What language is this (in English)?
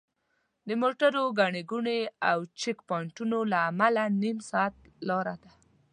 Pashto